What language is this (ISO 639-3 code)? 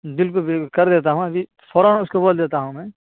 urd